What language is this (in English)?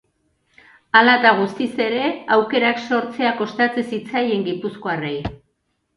Basque